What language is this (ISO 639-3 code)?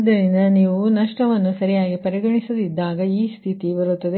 kan